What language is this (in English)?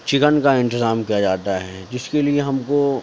Urdu